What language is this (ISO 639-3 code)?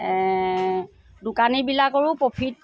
asm